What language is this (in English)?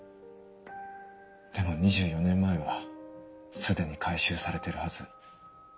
Japanese